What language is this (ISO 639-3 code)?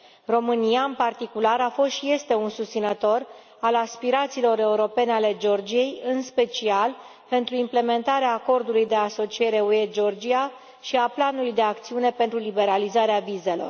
ron